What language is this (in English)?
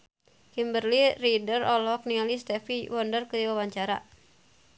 Sundanese